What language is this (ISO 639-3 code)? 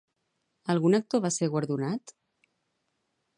cat